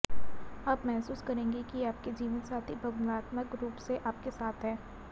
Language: Hindi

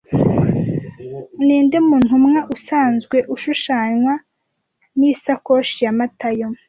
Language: Kinyarwanda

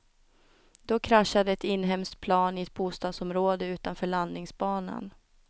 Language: Swedish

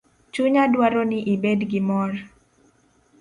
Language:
Luo (Kenya and Tanzania)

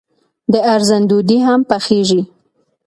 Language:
Pashto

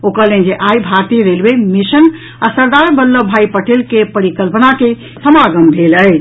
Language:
Maithili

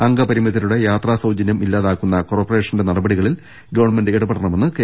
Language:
Malayalam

